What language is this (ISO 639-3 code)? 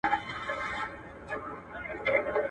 pus